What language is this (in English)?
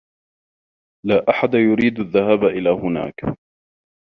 Arabic